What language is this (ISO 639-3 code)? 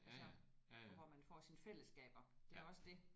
dan